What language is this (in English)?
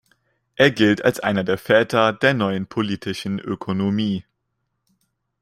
German